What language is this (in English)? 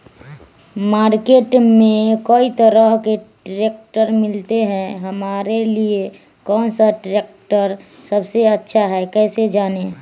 Magahi